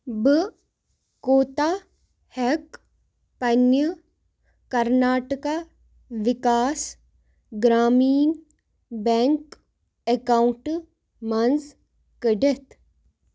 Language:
Kashmiri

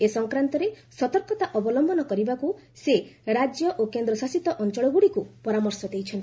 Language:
Odia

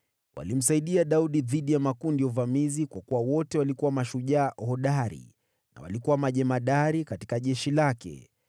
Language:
Swahili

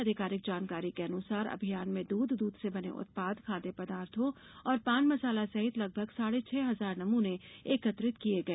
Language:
Hindi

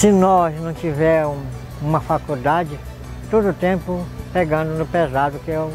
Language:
Portuguese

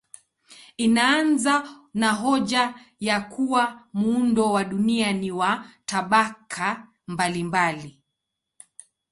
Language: Swahili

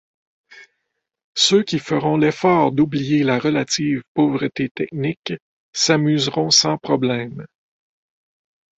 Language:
French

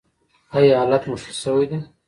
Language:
Pashto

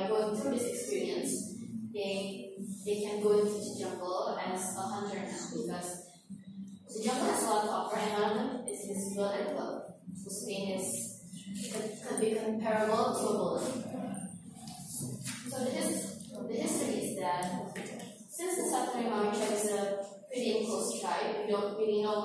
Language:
English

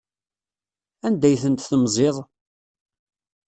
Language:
Kabyle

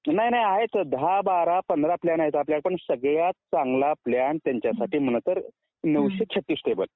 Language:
Marathi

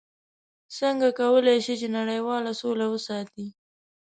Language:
Pashto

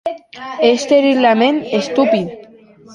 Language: Occitan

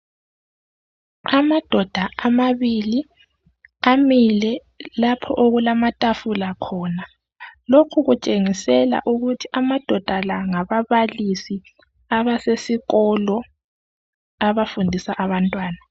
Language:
North Ndebele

